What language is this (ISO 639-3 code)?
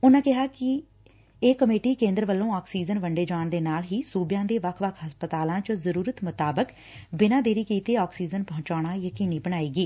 pan